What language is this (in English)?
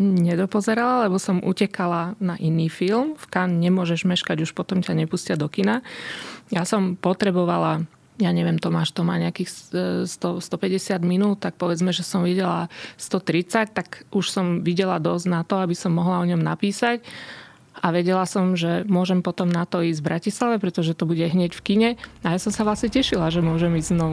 Slovak